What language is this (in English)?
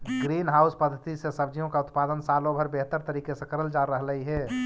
Magahi